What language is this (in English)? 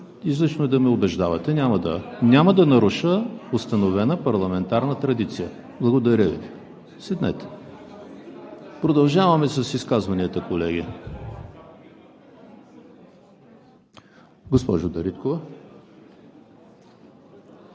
Bulgarian